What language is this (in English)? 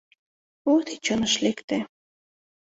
Mari